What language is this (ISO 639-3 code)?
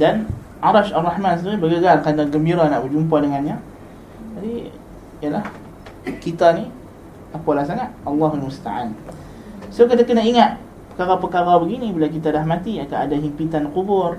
msa